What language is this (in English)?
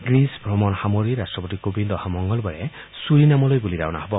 Assamese